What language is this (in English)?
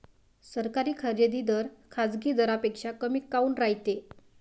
Marathi